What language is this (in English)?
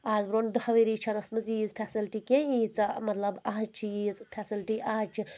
Kashmiri